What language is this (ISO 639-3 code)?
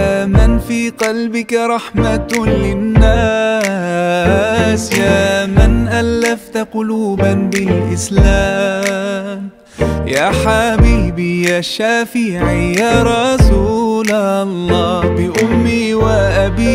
ara